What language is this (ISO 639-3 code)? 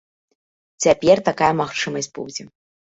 bel